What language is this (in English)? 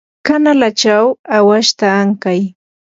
Yanahuanca Pasco Quechua